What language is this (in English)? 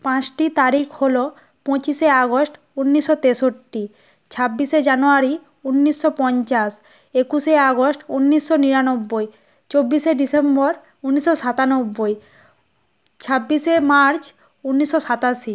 Bangla